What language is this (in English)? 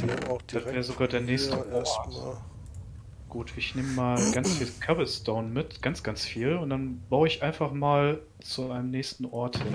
German